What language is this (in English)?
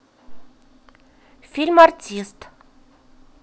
Russian